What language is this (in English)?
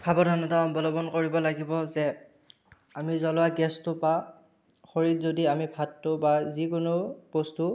Assamese